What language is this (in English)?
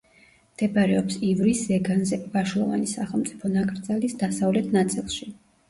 Georgian